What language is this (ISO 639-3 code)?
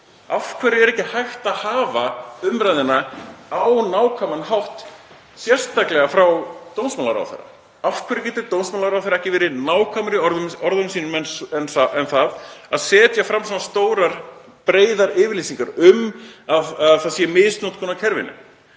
isl